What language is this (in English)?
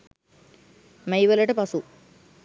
Sinhala